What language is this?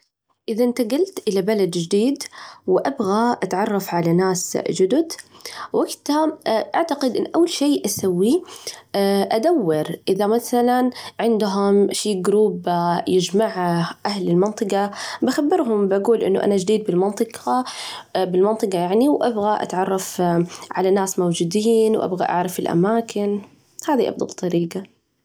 Najdi Arabic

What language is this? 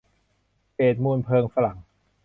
Thai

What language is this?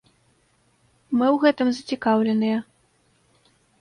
Belarusian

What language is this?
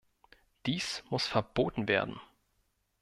German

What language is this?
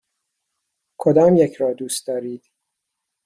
Persian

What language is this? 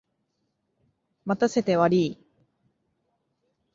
Japanese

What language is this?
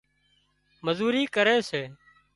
Wadiyara Koli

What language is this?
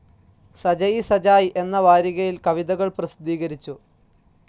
Malayalam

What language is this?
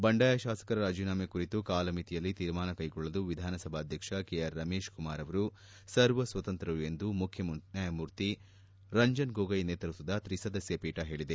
Kannada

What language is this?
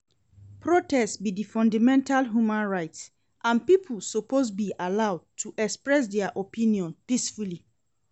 Nigerian Pidgin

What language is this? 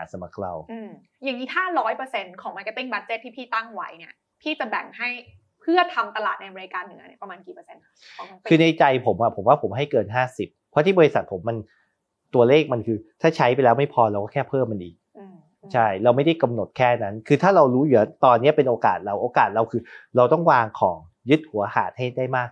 Thai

